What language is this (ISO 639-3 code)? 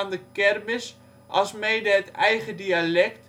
nld